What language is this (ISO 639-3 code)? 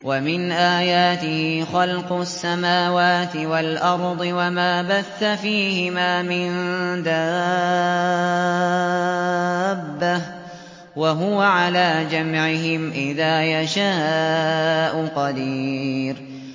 ara